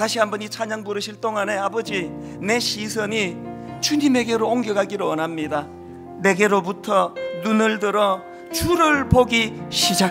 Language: Korean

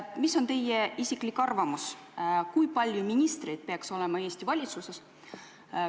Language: Estonian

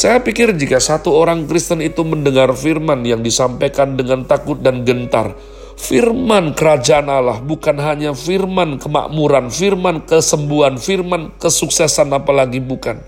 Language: Indonesian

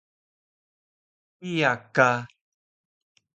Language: Taroko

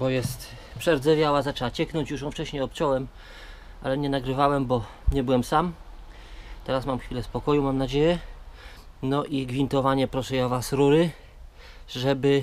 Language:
Polish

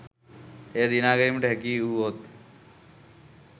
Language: Sinhala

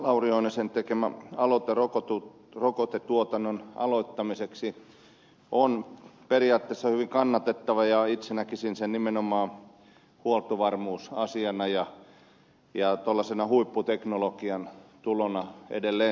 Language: Finnish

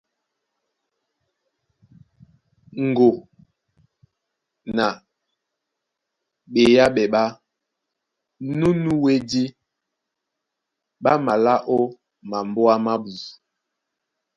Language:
Duala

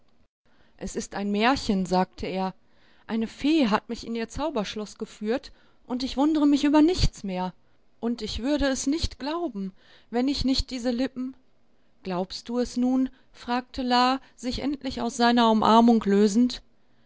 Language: German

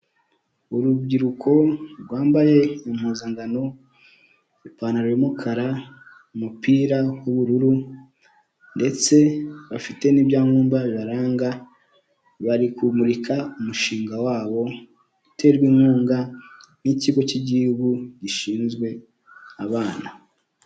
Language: Kinyarwanda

